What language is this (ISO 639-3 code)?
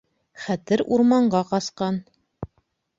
bak